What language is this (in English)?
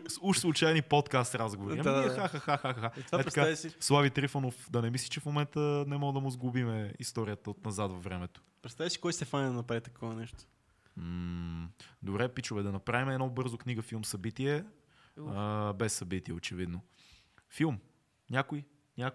Bulgarian